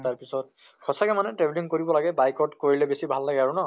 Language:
Assamese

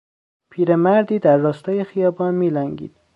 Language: Persian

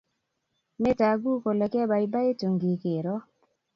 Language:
Kalenjin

